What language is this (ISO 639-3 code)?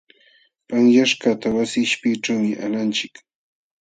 qxw